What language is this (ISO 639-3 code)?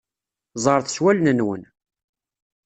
kab